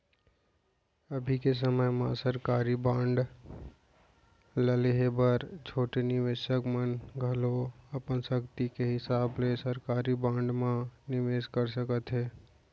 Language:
Chhattisgarhi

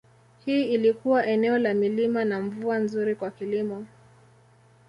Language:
Swahili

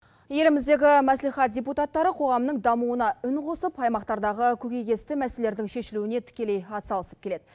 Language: Kazakh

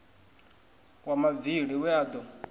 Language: Venda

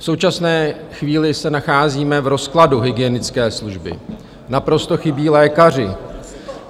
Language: Czech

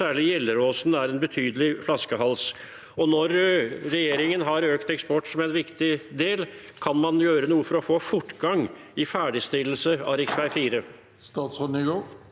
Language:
Norwegian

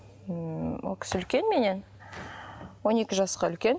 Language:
Kazakh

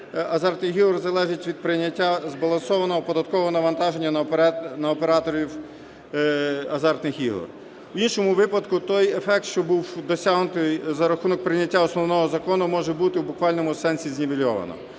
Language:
Ukrainian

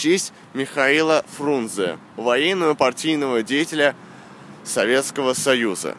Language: Russian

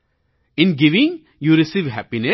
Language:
Gujarati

